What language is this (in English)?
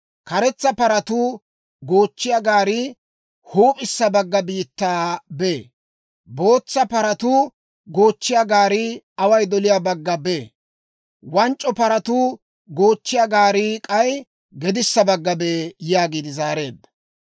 Dawro